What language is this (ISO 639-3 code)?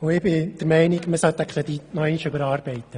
gsw